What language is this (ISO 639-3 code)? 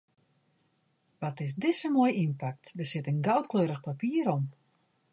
fry